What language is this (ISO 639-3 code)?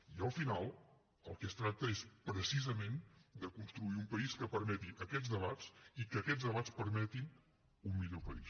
cat